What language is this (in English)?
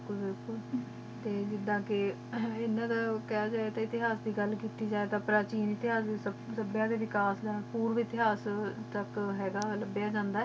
Punjabi